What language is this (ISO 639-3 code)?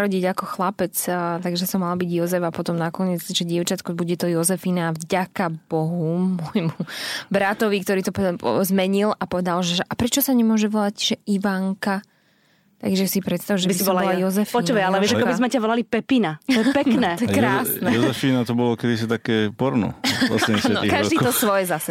slk